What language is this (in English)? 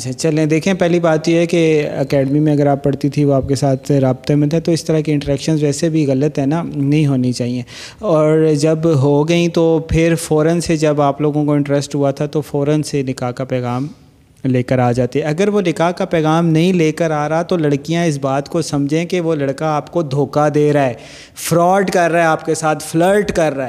Urdu